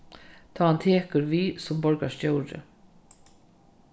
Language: Faroese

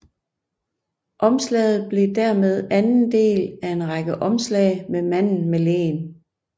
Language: Danish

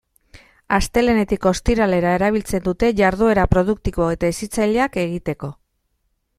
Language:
Basque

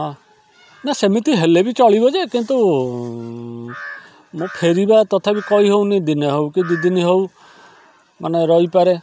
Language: Odia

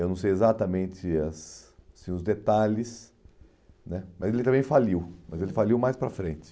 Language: Portuguese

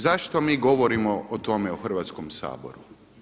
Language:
Croatian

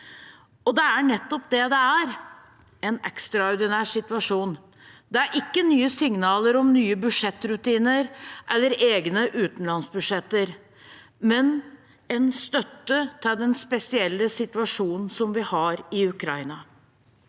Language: Norwegian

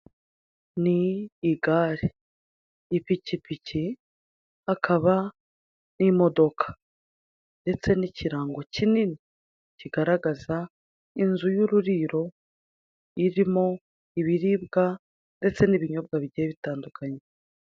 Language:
Kinyarwanda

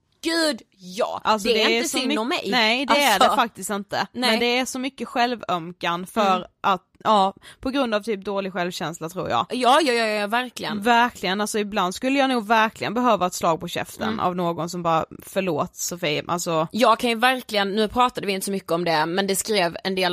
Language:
Swedish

